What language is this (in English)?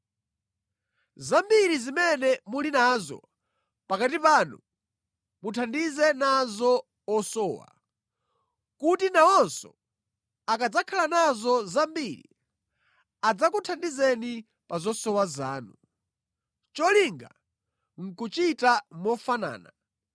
Nyanja